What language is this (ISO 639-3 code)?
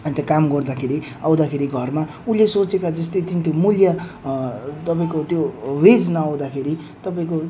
nep